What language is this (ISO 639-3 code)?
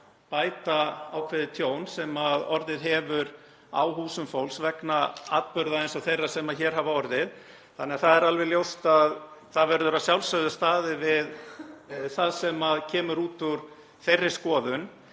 isl